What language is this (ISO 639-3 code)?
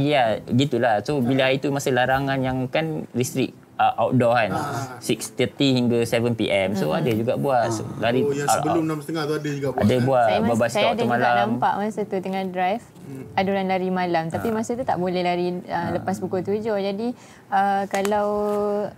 msa